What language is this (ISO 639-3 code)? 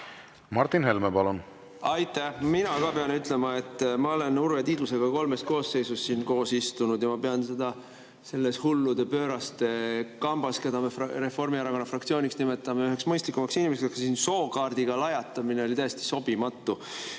est